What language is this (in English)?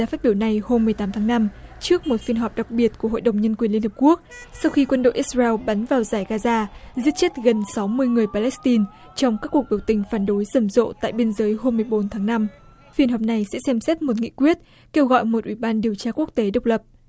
Vietnamese